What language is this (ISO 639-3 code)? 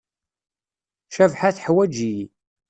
kab